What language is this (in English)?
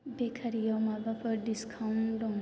Bodo